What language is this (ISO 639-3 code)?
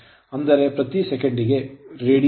kan